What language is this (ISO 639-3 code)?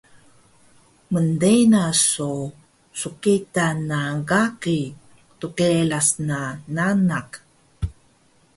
trv